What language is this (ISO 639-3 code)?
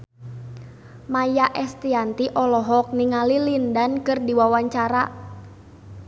sun